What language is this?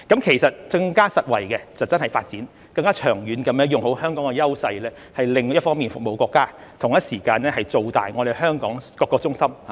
Cantonese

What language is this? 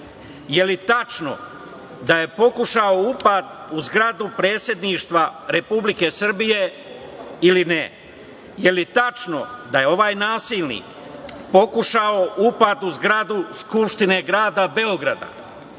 Serbian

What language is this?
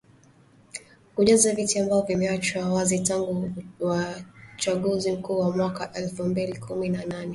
Swahili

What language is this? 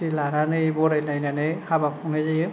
Bodo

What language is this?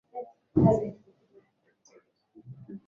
Swahili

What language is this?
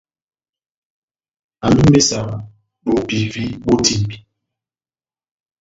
Batanga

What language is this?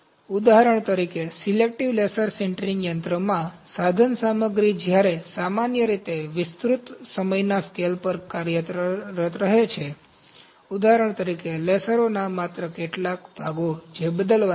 Gujarati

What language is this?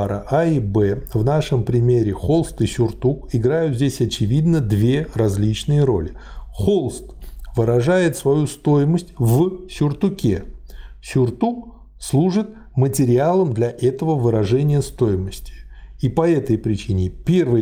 Russian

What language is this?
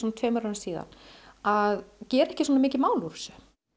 Icelandic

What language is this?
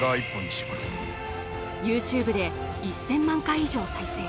Japanese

